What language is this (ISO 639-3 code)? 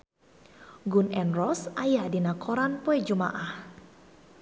sun